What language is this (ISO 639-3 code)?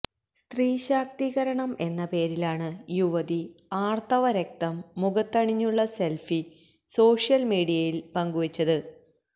mal